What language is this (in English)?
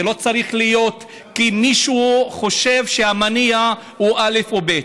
Hebrew